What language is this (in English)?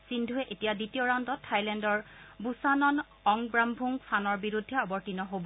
Assamese